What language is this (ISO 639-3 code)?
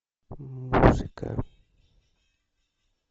rus